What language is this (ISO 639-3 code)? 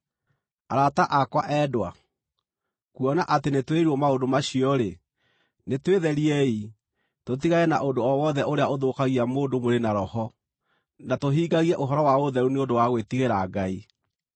kik